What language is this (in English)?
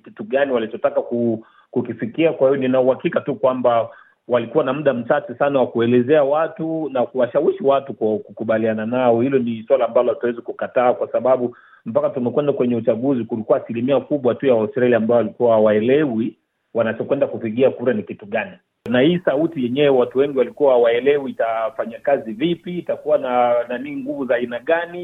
Swahili